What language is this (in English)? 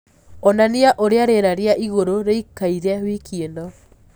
Kikuyu